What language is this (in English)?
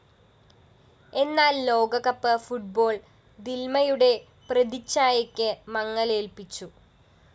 Malayalam